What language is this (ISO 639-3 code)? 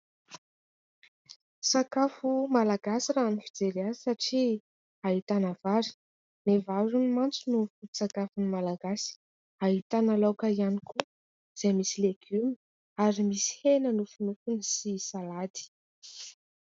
mlg